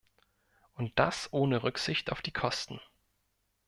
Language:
German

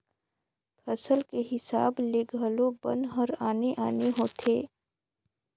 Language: Chhattisgarhi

